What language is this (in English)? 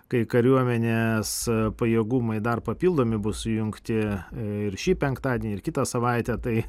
Lithuanian